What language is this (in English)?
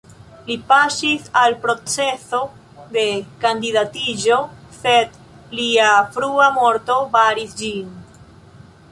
Esperanto